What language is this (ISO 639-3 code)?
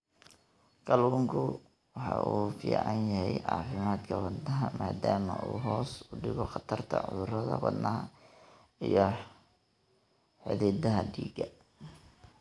som